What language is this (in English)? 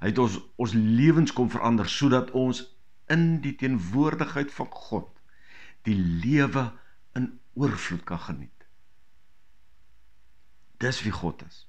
Dutch